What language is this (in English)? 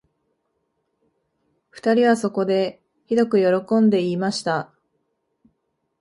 Japanese